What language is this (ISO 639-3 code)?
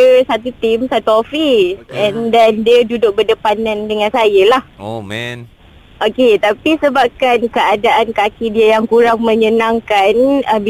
msa